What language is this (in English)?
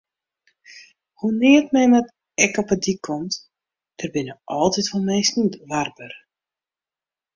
Western Frisian